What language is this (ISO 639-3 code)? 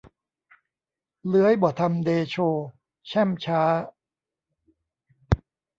tha